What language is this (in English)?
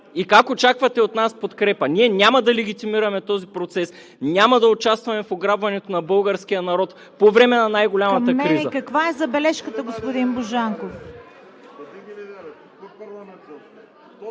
Bulgarian